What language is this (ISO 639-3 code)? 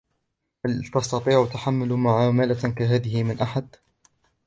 ara